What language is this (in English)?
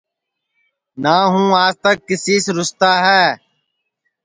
Sansi